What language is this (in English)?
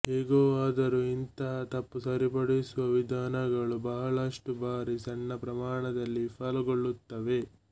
Kannada